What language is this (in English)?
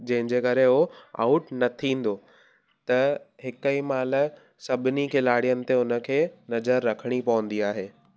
Sindhi